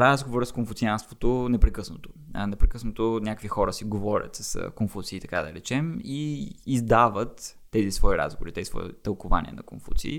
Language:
Bulgarian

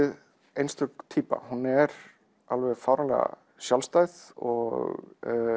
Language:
Icelandic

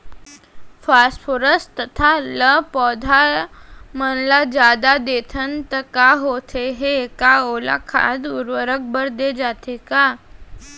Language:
Chhattisgarhi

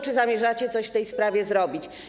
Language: Polish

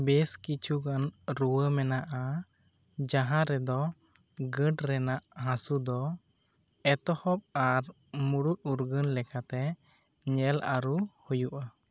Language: Santali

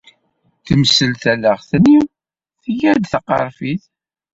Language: Kabyle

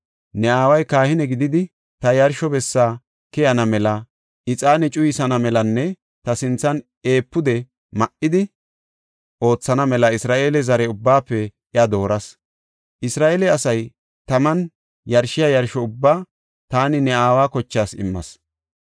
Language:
Gofa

